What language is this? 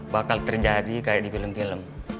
Indonesian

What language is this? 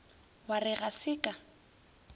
Northern Sotho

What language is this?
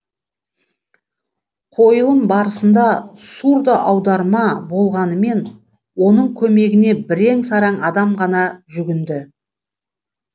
Kazakh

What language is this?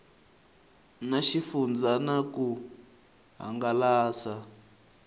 Tsonga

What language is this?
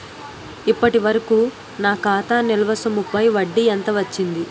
Telugu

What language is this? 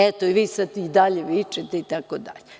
Serbian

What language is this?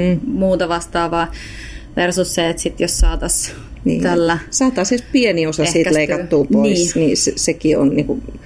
Finnish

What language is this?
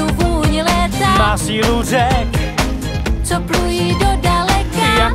Czech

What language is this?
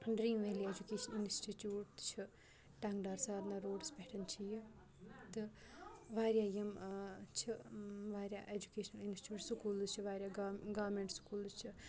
Kashmiri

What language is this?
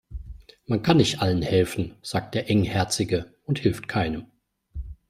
German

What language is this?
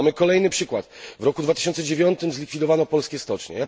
Polish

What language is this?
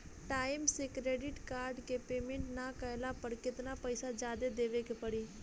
Bhojpuri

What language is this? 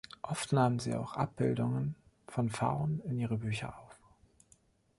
German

